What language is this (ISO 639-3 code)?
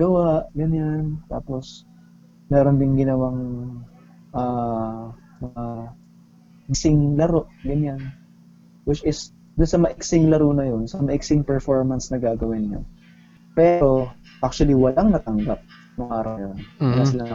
fil